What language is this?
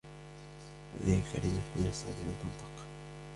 Arabic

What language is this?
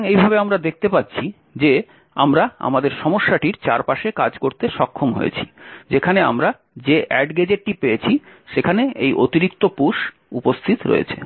Bangla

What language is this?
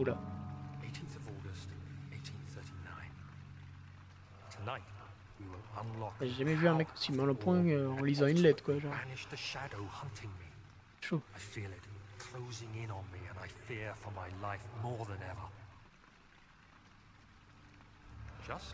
French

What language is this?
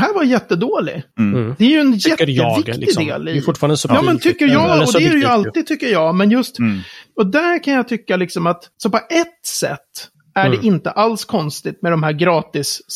Swedish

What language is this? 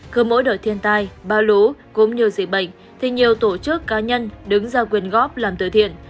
Vietnamese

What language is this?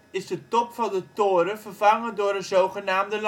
Dutch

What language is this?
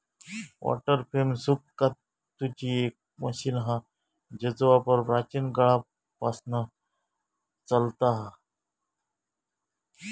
Marathi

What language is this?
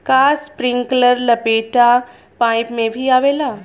Bhojpuri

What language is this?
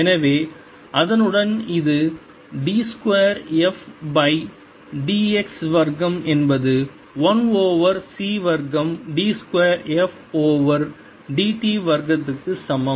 Tamil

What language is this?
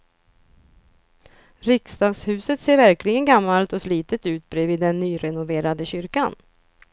Swedish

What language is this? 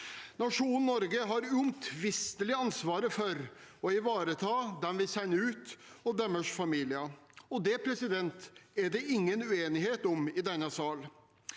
Norwegian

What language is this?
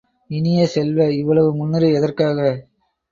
Tamil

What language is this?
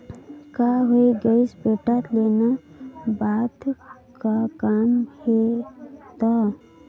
Chhattisgarhi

